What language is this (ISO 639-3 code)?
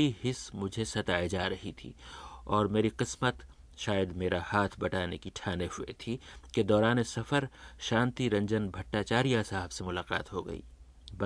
hin